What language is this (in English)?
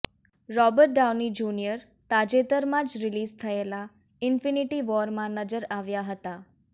Gujarati